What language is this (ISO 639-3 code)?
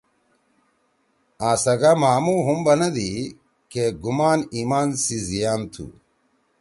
trw